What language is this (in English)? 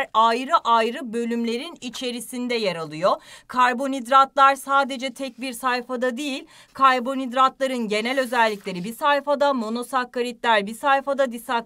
Turkish